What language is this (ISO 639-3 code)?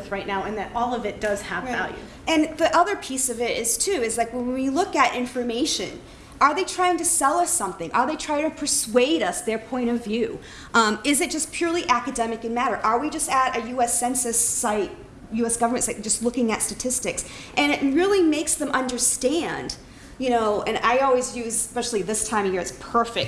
eng